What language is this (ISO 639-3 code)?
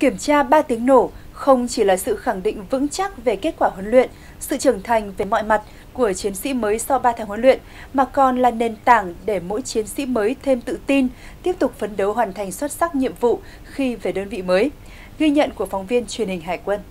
vie